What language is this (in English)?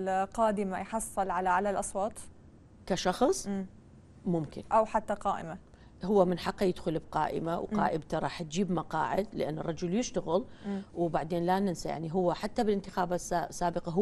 Arabic